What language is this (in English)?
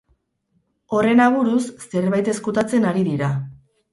Basque